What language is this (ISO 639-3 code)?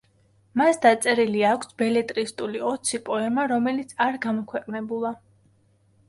kat